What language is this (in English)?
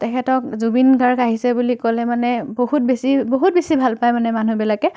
Assamese